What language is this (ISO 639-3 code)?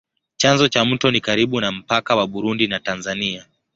swa